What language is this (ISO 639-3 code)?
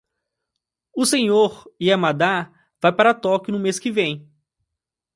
por